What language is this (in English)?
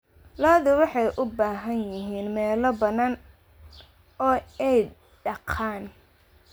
Somali